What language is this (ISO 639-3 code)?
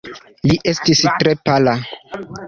epo